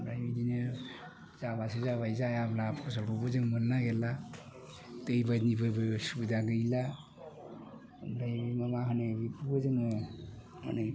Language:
Bodo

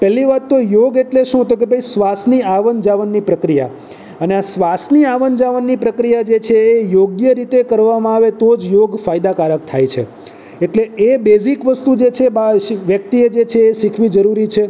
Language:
Gujarati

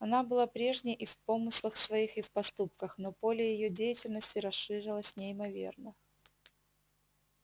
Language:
Russian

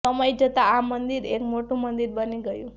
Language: Gujarati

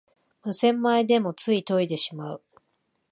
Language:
Japanese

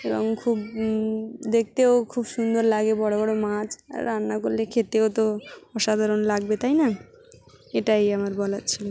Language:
Bangla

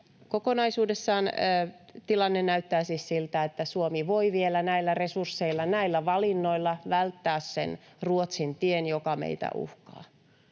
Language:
Finnish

